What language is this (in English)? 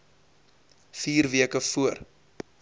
Afrikaans